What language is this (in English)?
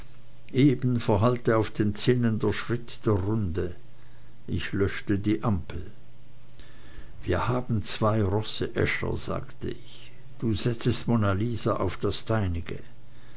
German